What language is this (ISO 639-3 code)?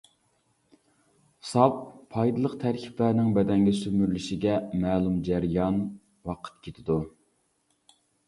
uig